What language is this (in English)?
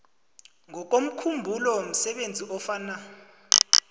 South Ndebele